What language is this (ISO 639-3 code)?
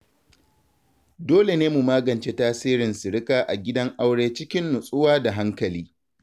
hau